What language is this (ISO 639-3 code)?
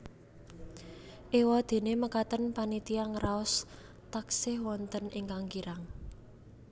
jav